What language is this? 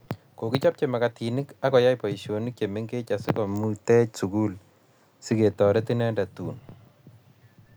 Kalenjin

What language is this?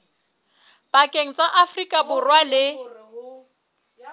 Southern Sotho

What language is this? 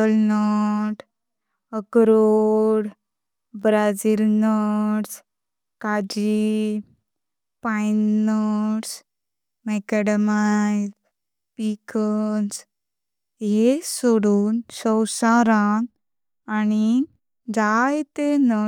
Konkani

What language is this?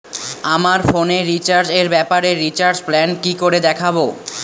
Bangla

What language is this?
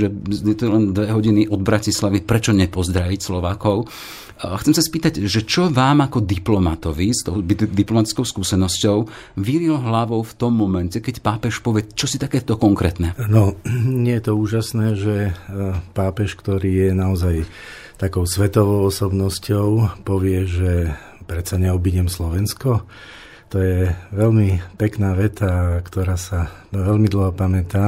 Slovak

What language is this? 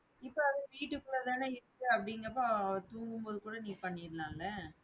Tamil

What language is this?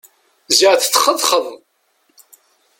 Kabyle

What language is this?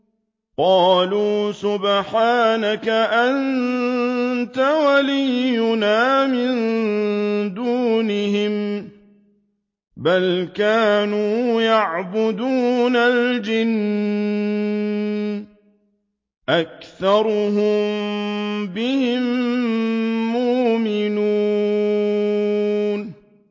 Arabic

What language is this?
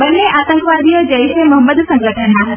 Gujarati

